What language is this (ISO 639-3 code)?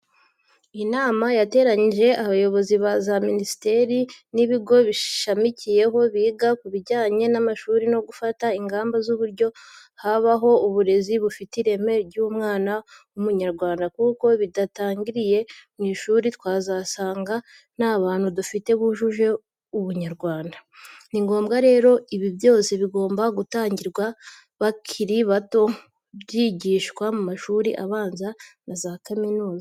kin